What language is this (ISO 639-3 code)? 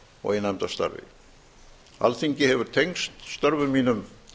isl